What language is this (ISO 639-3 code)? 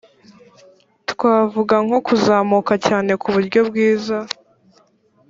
kin